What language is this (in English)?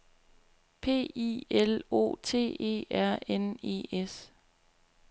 Danish